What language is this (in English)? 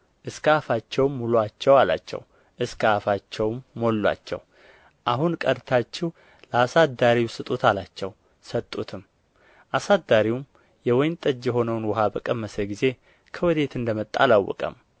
Amharic